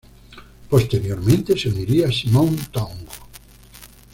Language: Spanish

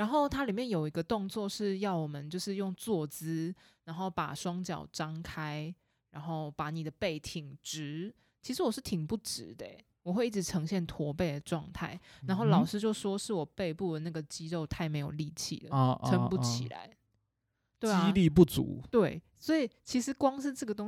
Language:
Chinese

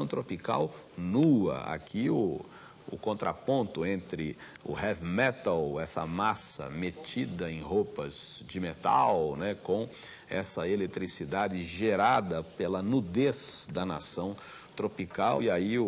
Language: Portuguese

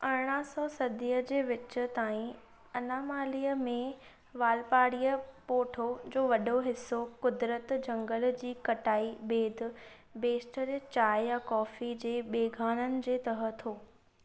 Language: Sindhi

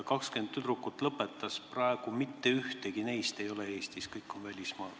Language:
Estonian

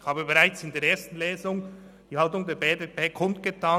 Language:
Swiss German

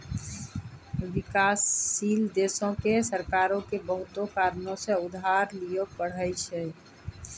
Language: Maithili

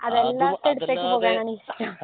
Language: Malayalam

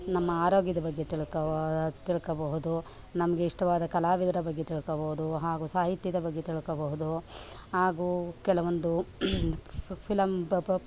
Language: Kannada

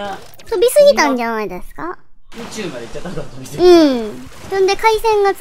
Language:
Japanese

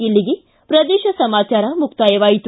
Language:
Kannada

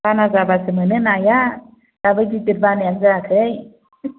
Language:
Bodo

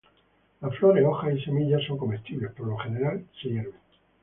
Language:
Spanish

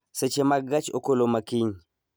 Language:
Luo (Kenya and Tanzania)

